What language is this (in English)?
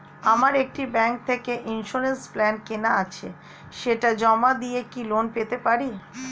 Bangla